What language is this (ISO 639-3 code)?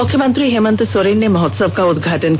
hin